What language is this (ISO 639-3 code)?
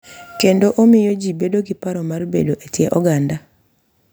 luo